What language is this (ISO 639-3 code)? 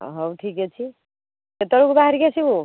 ori